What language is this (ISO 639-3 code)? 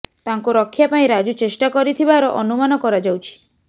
ori